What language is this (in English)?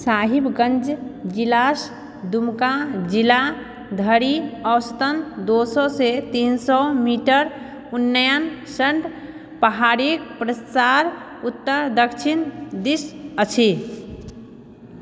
Maithili